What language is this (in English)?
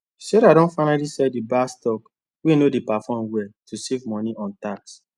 Nigerian Pidgin